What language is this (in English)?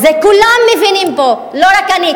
Hebrew